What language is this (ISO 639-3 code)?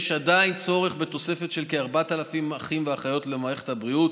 heb